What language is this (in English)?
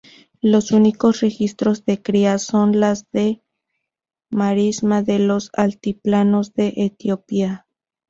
Spanish